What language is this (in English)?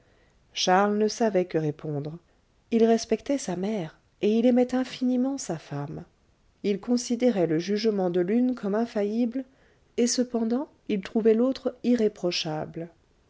French